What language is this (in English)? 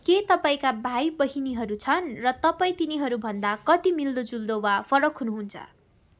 Nepali